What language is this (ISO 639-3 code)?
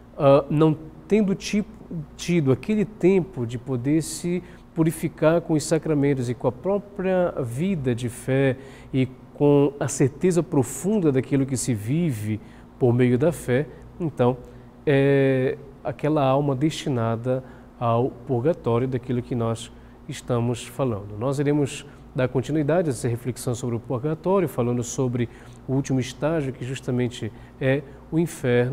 por